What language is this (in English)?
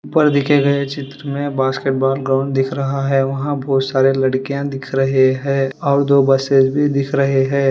Hindi